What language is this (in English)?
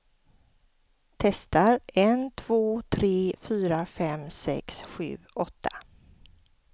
Swedish